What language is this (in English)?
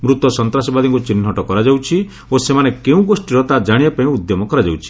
Odia